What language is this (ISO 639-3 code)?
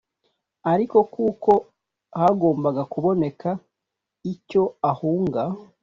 kin